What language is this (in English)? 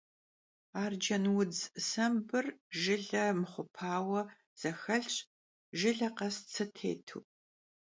Kabardian